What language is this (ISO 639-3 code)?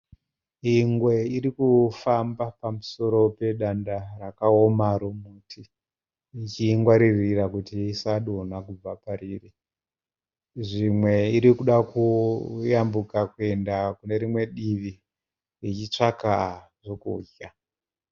sna